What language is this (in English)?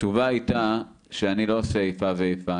Hebrew